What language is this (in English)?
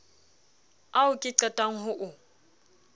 Southern Sotho